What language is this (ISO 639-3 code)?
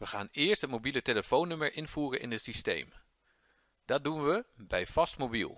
nld